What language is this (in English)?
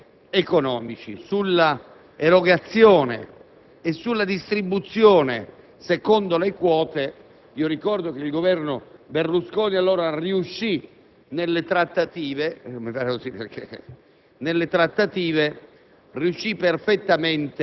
Italian